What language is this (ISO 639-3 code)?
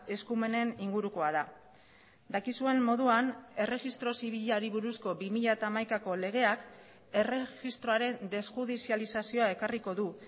eus